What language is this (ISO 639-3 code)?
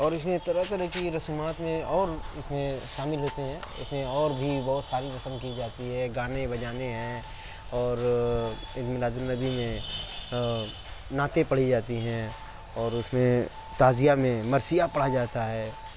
urd